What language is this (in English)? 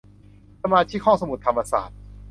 Thai